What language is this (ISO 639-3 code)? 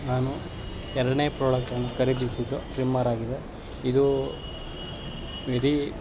kan